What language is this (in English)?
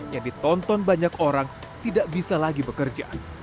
Indonesian